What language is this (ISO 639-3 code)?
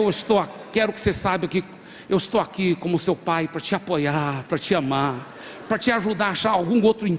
por